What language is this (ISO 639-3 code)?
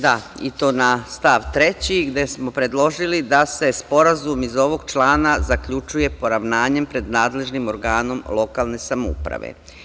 srp